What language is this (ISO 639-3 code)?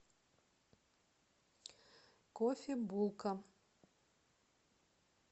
rus